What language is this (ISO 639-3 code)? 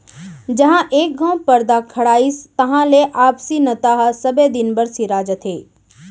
hne